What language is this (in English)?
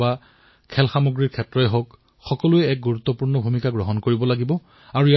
Assamese